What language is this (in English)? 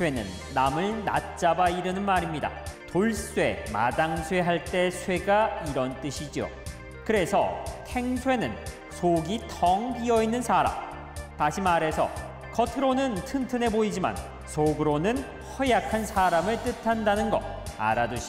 Korean